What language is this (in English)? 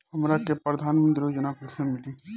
Bhojpuri